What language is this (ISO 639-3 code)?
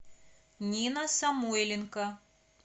rus